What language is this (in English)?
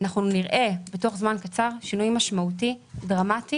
Hebrew